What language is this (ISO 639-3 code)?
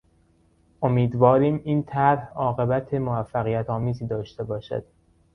fas